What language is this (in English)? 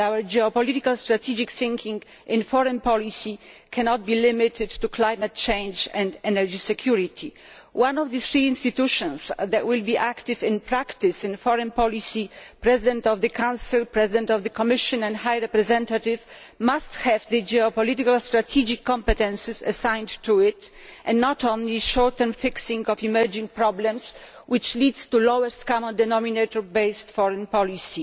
English